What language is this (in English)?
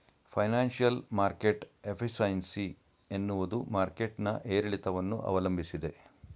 Kannada